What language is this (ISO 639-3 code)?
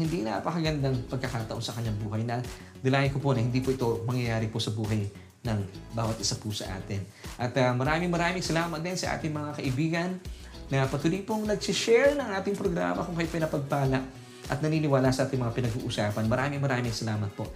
fil